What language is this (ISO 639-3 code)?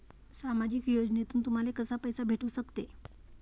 mar